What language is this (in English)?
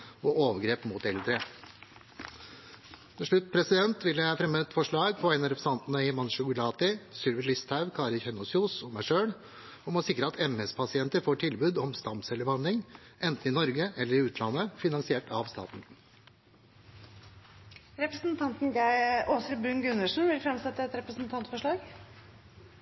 Norwegian